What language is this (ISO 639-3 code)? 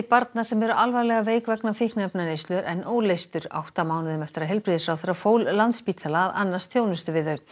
isl